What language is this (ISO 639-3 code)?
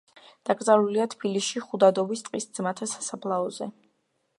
kat